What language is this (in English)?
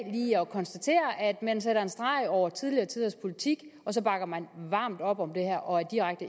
Danish